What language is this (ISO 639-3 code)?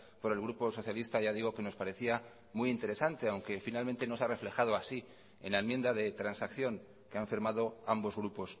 spa